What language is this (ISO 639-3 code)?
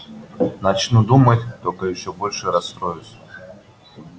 rus